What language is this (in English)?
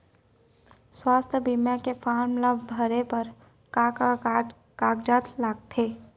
Chhattisgarhi